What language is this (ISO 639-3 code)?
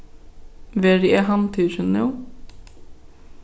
fao